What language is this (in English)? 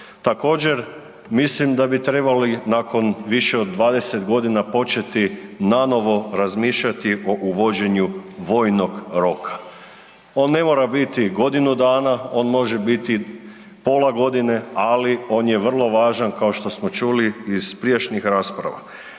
Croatian